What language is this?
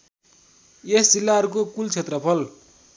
Nepali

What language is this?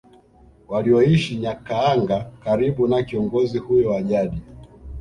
Swahili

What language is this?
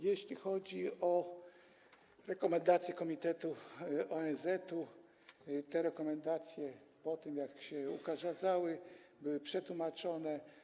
Polish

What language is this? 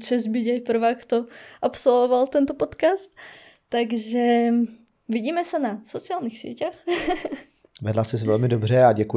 Czech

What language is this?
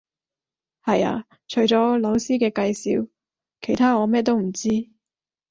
Cantonese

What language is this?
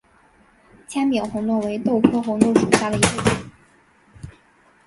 Chinese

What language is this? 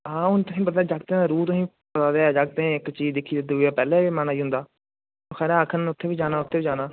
Dogri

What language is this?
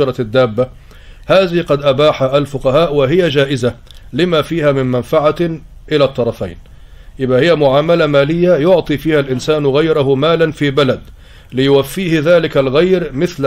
Arabic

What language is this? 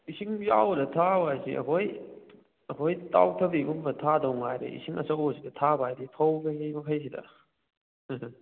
Manipuri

